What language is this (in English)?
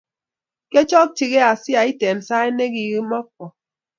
Kalenjin